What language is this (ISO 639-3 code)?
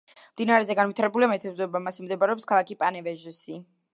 kat